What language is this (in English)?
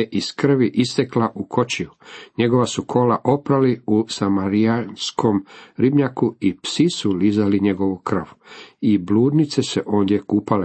Croatian